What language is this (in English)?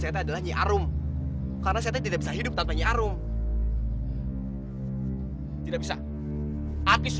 Indonesian